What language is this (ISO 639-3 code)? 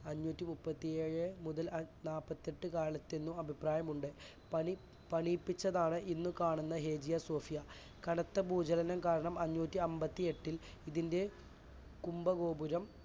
mal